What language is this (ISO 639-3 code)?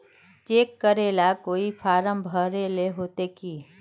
mag